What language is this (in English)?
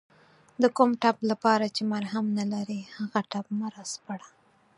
Pashto